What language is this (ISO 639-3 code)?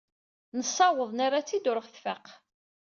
kab